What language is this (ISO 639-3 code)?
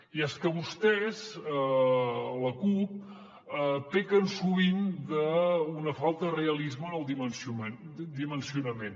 cat